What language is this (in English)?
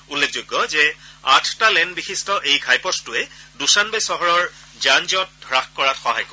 Assamese